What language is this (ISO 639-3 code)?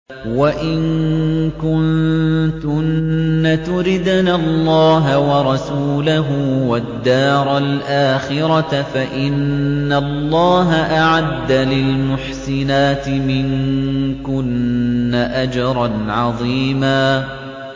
ara